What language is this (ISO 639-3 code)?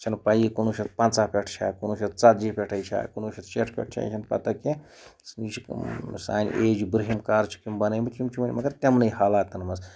kas